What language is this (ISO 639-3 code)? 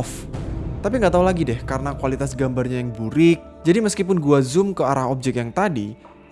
ind